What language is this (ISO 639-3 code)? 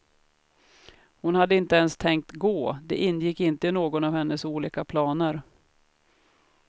swe